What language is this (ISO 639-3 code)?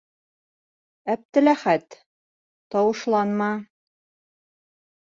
bak